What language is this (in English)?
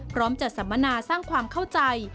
Thai